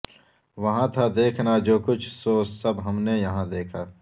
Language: Urdu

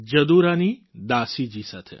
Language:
Gujarati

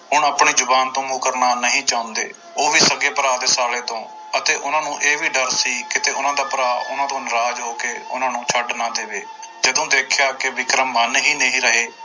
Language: Punjabi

